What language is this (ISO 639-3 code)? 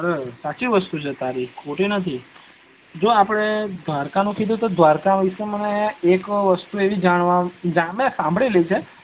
guj